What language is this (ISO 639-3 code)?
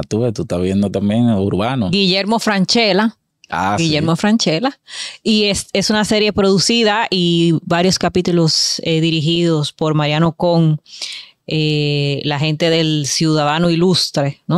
spa